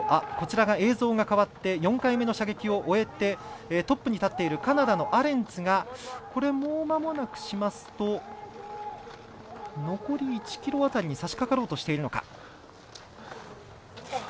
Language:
Japanese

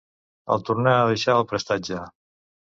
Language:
Catalan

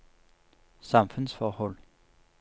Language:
Norwegian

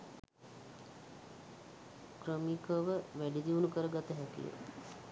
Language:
Sinhala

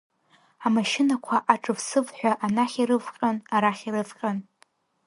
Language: Abkhazian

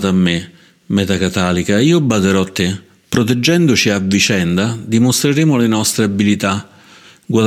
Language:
Italian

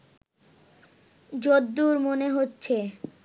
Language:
Bangla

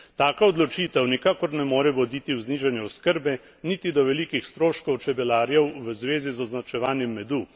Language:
Slovenian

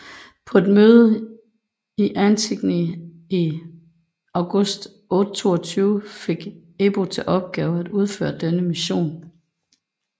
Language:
Danish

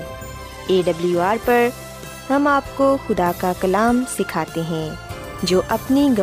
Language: Urdu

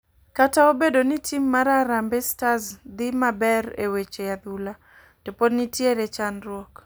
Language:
Luo (Kenya and Tanzania)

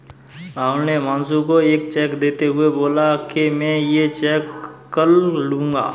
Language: Hindi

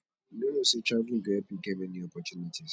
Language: Nigerian Pidgin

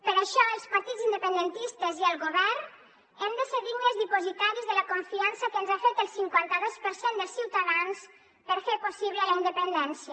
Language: Catalan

